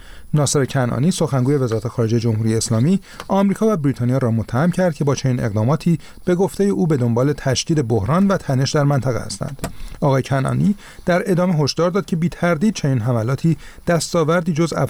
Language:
Persian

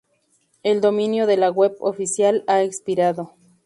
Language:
Spanish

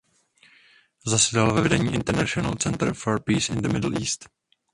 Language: Czech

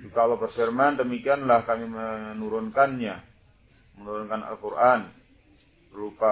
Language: Indonesian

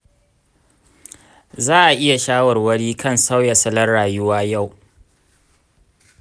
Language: Hausa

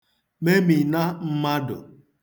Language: Igbo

